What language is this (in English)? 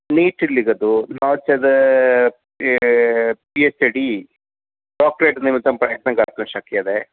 Sanskrit